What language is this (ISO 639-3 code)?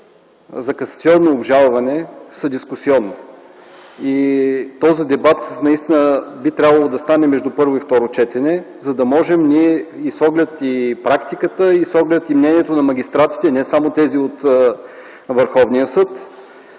bul